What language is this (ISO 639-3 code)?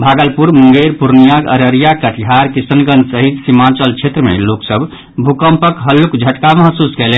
mai